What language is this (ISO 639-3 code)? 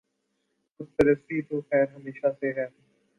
urd